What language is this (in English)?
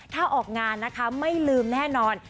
Thai